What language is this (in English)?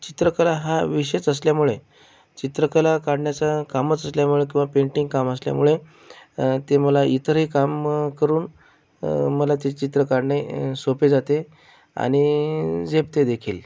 Marathi